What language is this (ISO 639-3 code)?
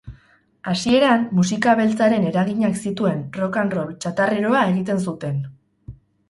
eus